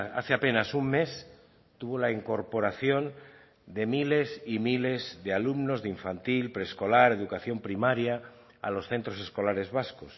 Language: Spanish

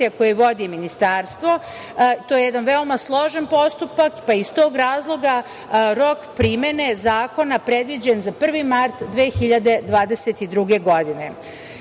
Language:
Serbian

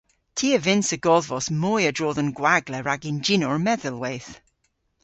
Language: Cornish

